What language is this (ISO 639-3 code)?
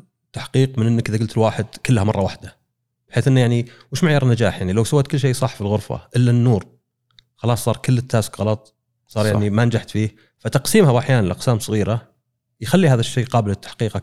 ara